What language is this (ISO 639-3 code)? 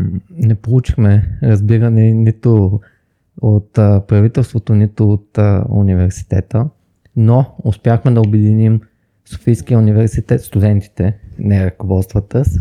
bul